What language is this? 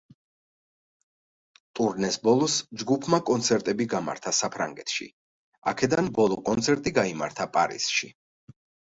Georgian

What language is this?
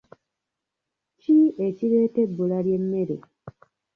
Ganda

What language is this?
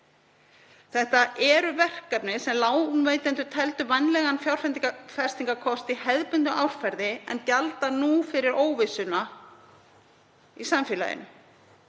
Icelandic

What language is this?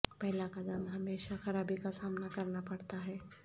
Urdu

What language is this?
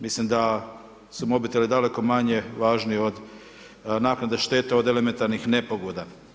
Croatian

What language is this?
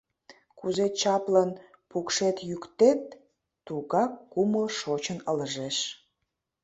Mari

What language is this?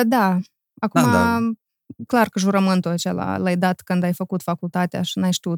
Romanian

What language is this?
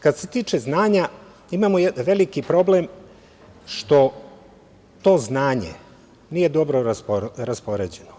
Serbian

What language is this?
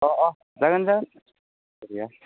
Bodo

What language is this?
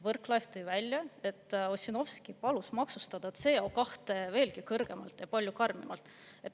Estonian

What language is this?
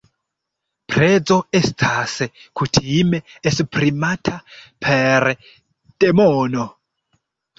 Esperanto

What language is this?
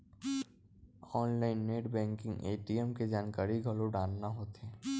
Chhattisgarhi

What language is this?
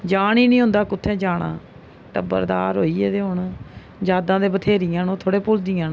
Dogri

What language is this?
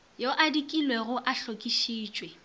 Northern Sotho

